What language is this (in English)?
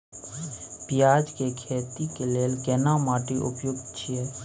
Maithili